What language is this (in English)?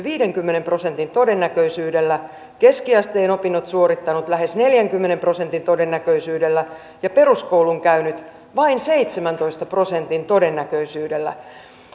Finnish